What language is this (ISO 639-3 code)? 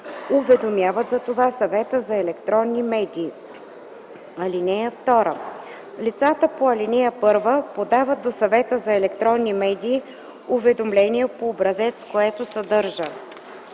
bul